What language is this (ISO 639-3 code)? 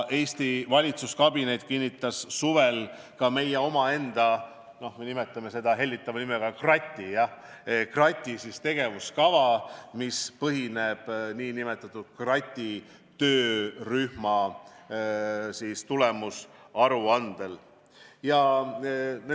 est